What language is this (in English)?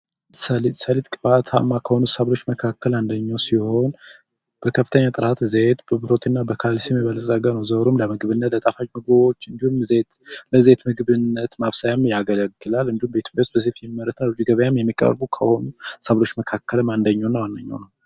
Amharic